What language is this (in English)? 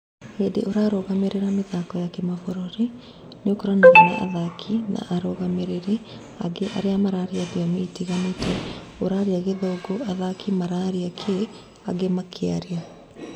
Kikuyu